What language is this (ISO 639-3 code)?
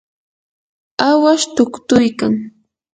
qur